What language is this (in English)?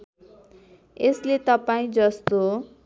Nepali